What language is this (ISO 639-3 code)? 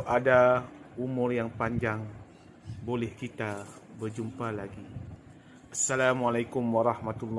msa